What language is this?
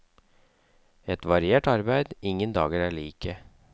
Norwegian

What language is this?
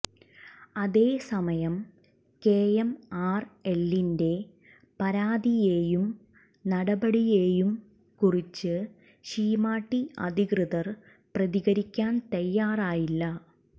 Malayalam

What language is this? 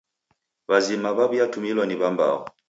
Taita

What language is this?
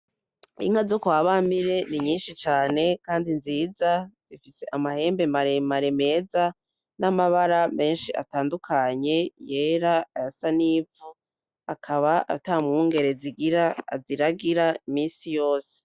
Rundi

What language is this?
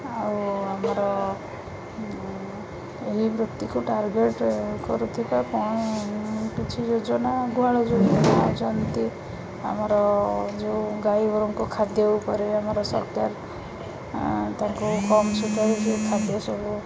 Odia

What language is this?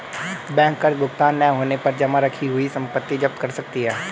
Hindi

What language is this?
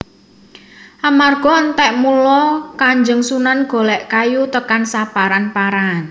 Javanese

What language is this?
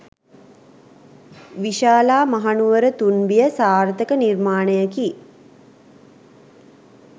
Sinhala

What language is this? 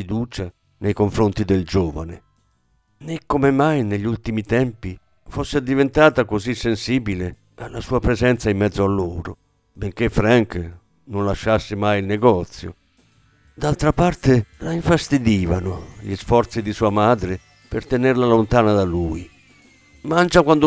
Italian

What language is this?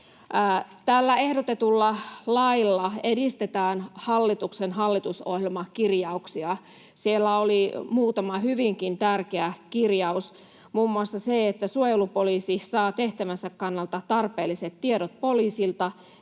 Finnish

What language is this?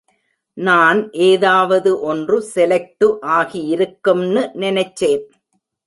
Tamil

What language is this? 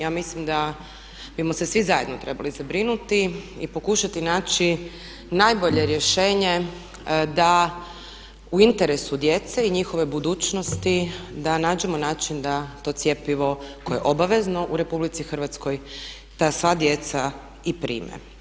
Croatian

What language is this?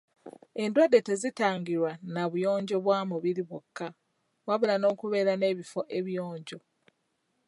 Ganda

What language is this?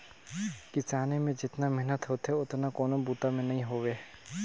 Chhattisgarhi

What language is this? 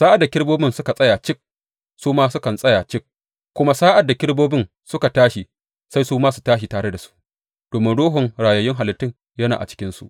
Hausa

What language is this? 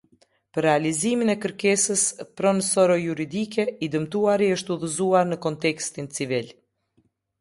Albanian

